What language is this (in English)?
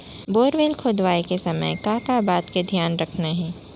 Chhattisgarhi